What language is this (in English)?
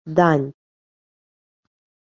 Ukrainian